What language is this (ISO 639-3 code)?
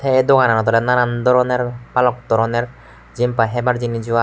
ccp